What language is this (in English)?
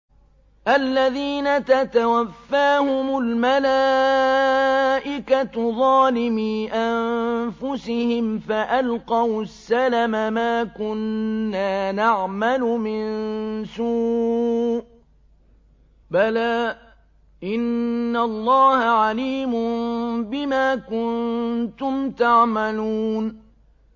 Arabic